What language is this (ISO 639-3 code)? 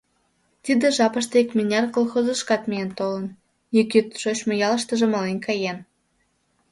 chm